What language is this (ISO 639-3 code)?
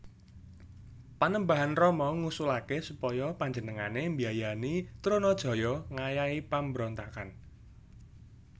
jav